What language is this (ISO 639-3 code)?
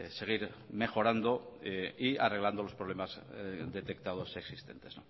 spa